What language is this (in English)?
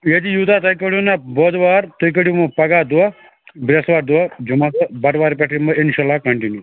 Kashmiri